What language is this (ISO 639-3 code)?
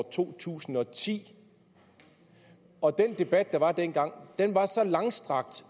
dan